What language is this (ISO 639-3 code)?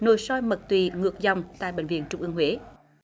vie